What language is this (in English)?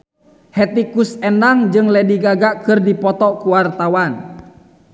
Sundanese